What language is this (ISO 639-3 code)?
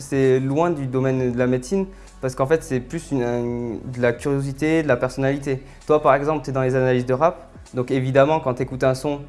fra